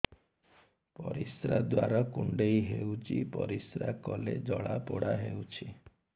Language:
Odia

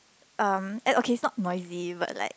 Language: English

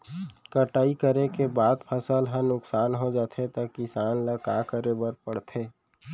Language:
Chhattisgarhi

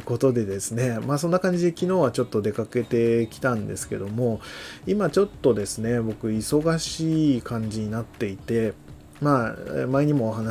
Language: Japanese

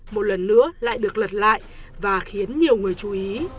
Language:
Vietnamese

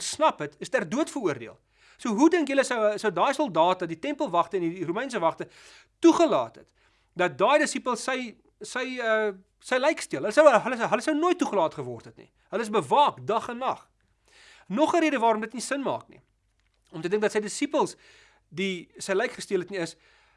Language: Dutch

